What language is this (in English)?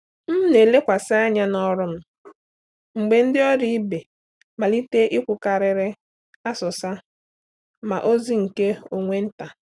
Igbo